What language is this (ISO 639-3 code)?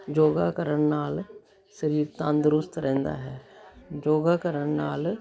pan